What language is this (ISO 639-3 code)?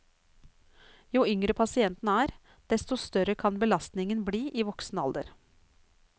nor